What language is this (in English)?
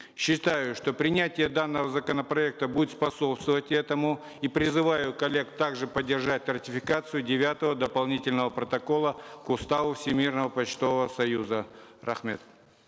Kazakh